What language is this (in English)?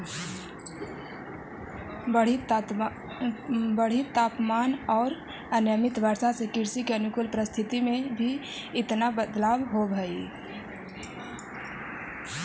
Magahi